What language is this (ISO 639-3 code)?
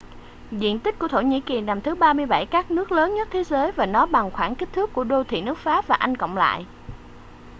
vie